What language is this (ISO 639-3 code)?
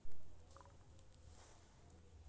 mai